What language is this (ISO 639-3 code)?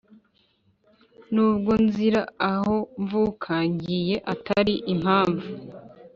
kin